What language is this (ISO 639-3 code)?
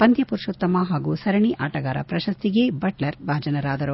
kan